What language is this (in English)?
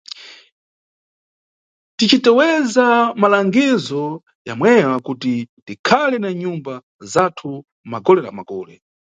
Nyungwe